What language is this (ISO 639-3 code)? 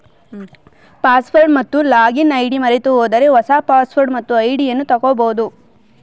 kan